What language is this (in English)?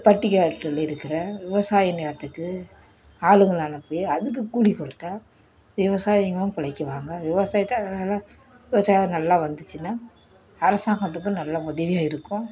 Tamil